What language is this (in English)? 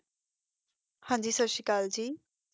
Punjabi